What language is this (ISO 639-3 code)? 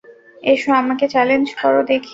ben